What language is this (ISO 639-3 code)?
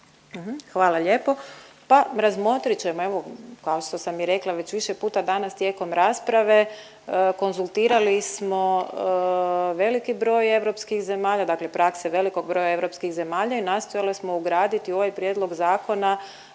hrv